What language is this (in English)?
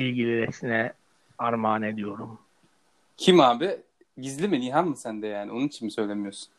Turkish